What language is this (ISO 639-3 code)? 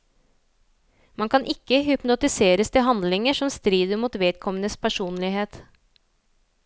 nor